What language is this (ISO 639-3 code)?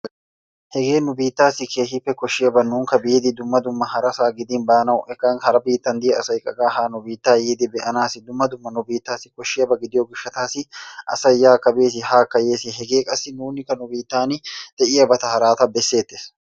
wal